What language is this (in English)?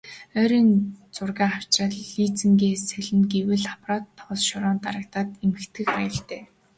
Mongolian